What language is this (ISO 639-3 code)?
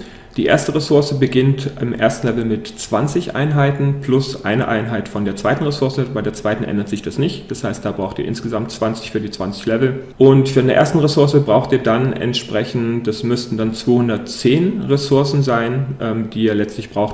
deu